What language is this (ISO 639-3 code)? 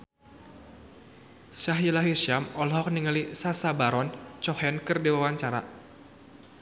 sun